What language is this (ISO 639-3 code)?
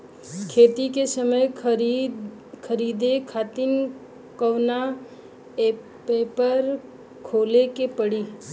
bho